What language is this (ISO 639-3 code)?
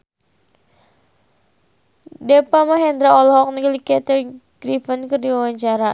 sun